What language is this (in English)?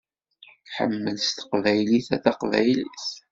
Kabyle